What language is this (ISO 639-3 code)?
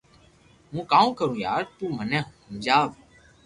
lrk